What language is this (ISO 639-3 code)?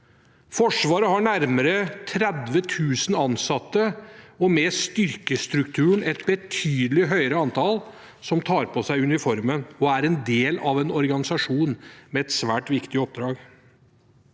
nor